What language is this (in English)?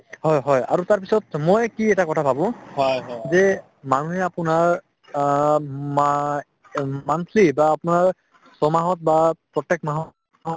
Assamese